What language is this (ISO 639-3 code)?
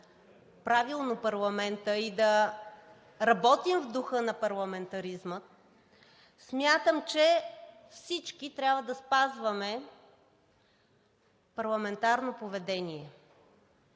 bul